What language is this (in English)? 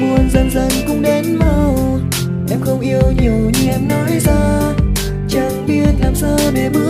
Vietnamese